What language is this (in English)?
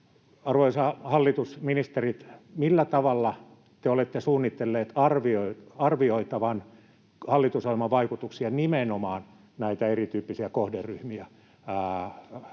Finnish